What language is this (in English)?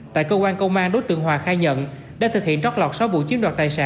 Vietnamese